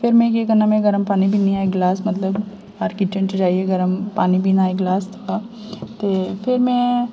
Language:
Dogri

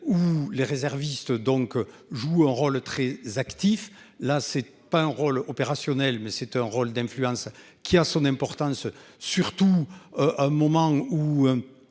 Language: French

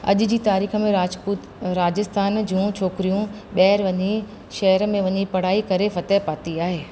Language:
Sindhi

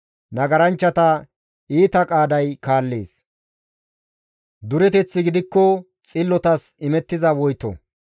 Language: Gamo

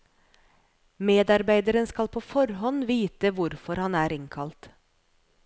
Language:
Norwegian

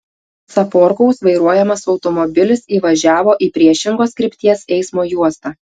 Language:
Lithuanian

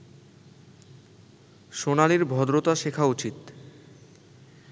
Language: Bangla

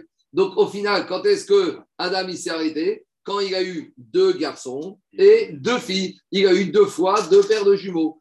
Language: French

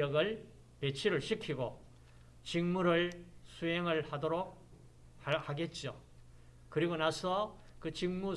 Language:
Korean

